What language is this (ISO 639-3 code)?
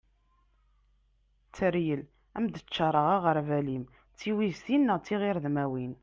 kab